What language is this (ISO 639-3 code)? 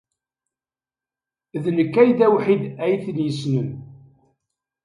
kab